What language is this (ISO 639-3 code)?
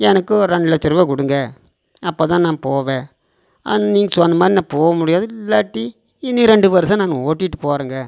tam